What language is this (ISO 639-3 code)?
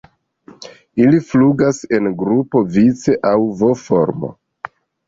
epo